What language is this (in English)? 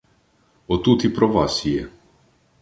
Ukrainian